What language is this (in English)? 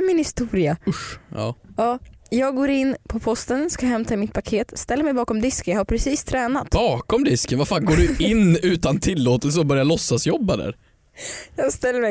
Swedish